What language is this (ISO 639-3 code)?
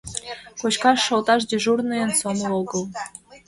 chm